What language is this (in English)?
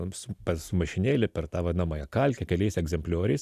Lithuanian